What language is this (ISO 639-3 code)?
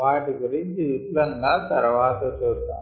tel